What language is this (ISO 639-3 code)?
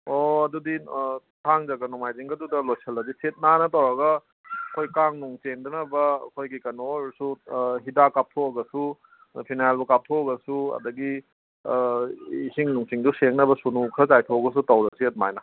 mni